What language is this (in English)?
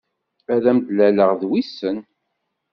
Kabyle